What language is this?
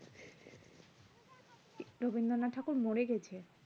Bangla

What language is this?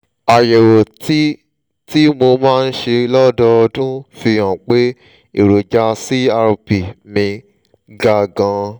Yoruba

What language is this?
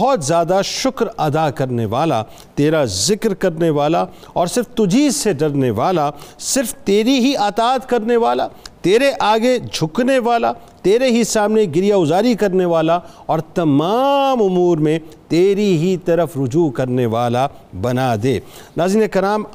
Urdu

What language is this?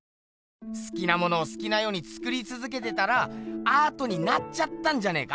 Japanese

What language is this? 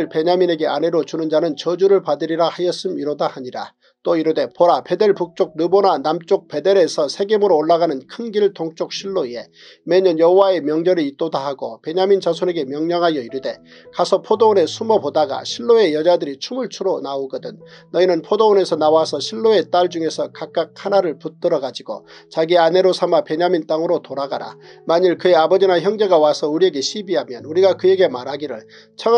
Korean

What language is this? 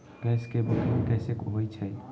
Magahi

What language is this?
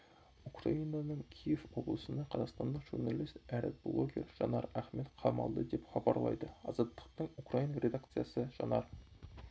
Kazakh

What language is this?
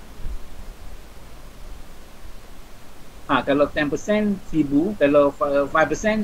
Malay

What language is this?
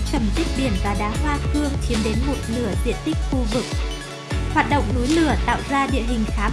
Vietnamese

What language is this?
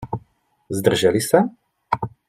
Czech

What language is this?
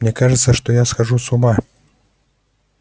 Russian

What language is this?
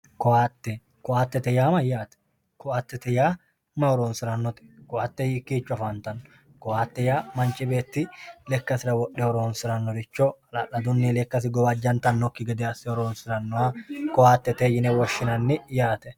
Sidamo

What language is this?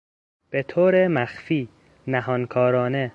Persian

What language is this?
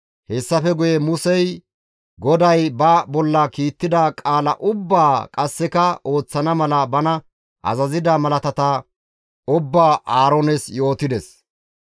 Gamo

